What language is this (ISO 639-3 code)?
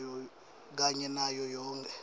ssw